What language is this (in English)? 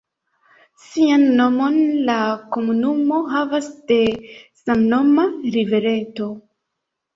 Esperanto